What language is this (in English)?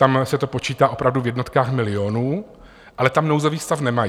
Czech